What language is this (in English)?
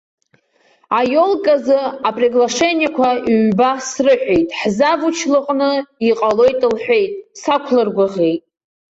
Abkhazian